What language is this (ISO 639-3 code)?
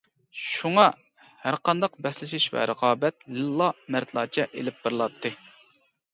uig